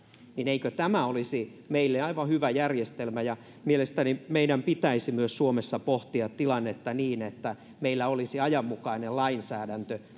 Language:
Finnish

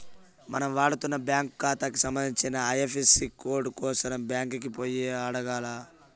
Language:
Telugu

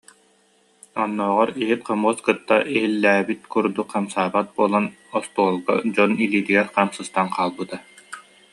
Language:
Yakut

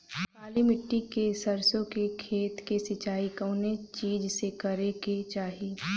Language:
Bhojpuri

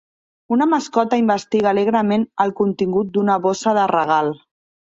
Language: Catalan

